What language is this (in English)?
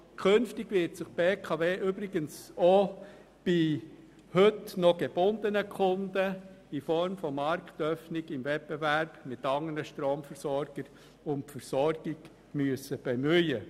Swiss German